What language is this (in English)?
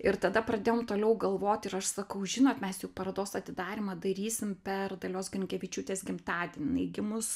Lithuanian